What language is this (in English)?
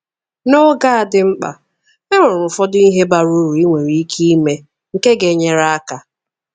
Igbo